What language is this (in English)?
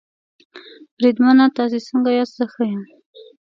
Pashto